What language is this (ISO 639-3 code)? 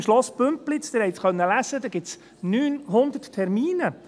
gsw